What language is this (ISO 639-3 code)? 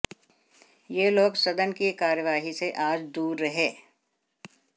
hin